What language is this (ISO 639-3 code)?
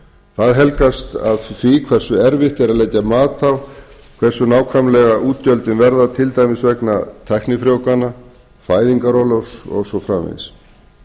isl